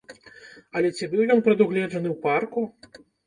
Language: Belarusian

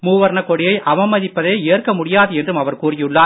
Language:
Tamil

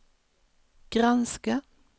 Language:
Swedish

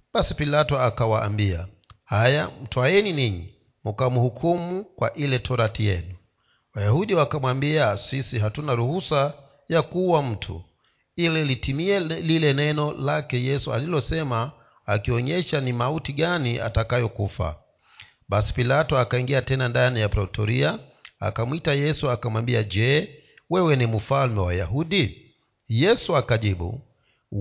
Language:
Swahili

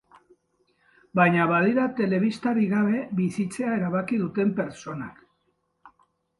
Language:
Basque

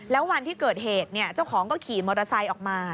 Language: Thai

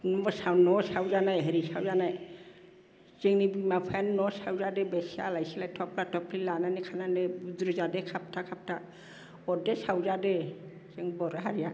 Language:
Bodo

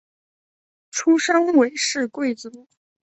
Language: Chinese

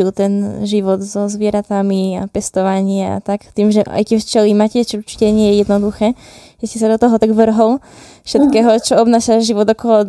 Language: Slovak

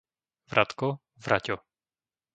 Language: Slovak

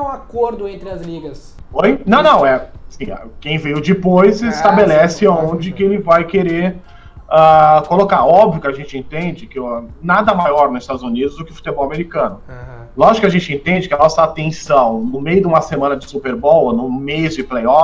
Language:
Portuguese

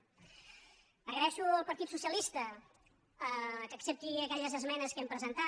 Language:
Catalan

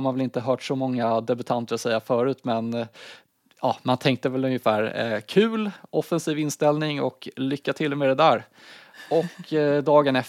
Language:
Swedish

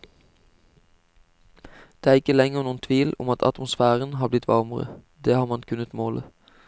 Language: Norwegian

